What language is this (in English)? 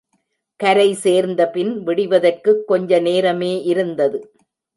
Tamil